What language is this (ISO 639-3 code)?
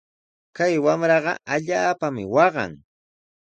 qws